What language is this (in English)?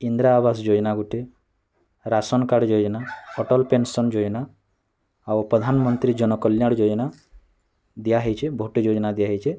Odia